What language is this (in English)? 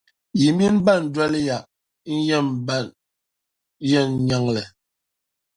Dagbani